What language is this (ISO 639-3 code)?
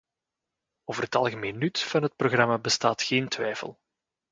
nld